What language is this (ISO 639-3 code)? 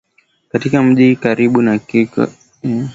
swa